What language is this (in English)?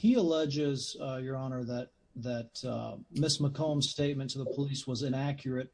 English